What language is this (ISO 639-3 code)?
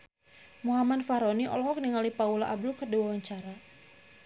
sun